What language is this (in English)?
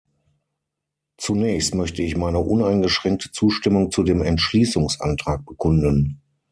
German